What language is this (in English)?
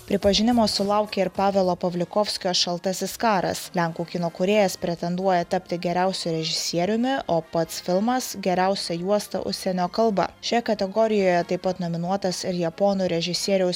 Lithuanian